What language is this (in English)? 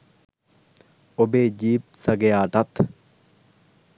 Sinhala